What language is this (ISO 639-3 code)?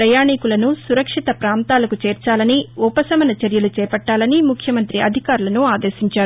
tel